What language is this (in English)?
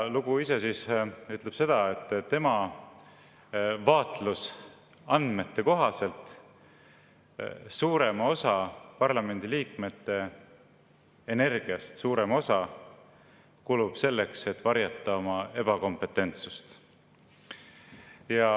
Estonian